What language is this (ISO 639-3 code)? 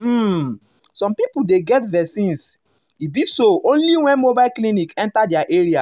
pcm